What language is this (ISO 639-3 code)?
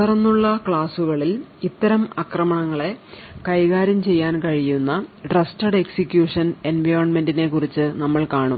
mal